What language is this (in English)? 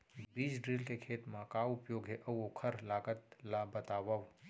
Chhattisgarhi